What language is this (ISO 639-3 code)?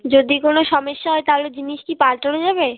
ben